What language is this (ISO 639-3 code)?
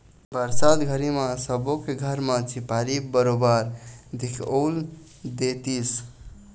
hne